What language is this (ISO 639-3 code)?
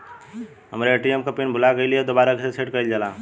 bho